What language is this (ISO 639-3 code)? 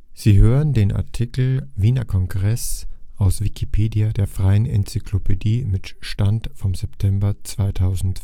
deu